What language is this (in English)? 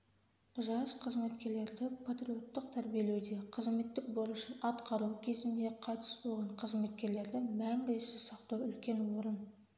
Kazakh